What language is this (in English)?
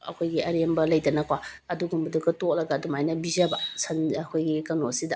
Manipuri